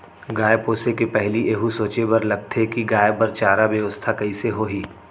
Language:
Chhattisgarhi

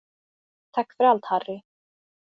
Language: Swedish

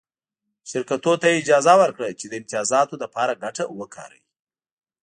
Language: Pashto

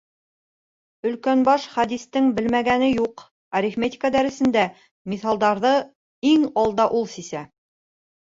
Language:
Bashkir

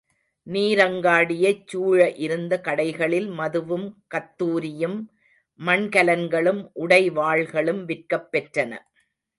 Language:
Tamil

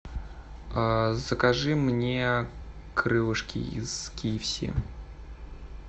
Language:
Russian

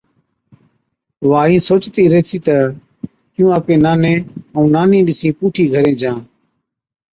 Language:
Od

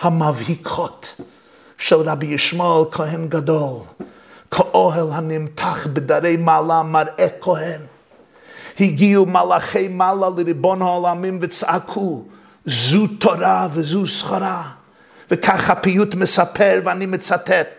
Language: Hebrew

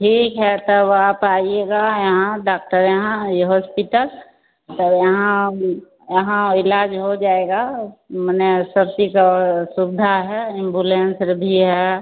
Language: Hindi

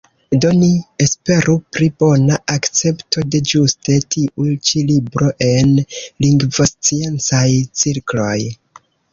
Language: Esperanto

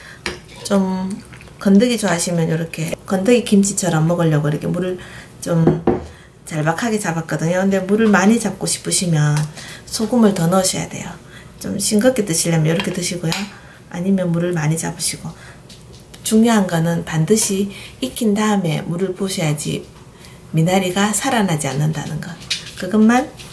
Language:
Korean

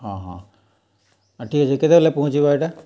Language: Odia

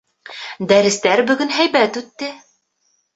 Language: Bashkir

